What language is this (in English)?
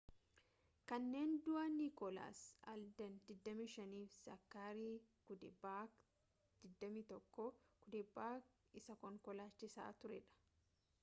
Oromo